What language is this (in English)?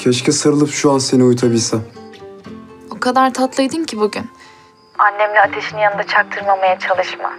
Turkish